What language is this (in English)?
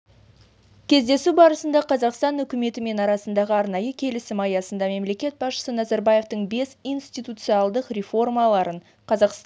Kazakh